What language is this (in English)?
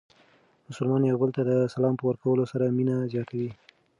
Pashto